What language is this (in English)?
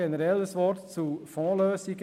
Swiss German